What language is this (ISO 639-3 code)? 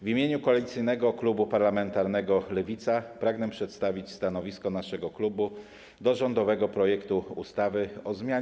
pol